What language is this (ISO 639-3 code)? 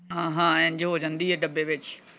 pan